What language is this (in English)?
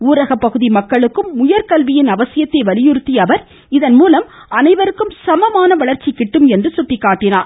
Tamil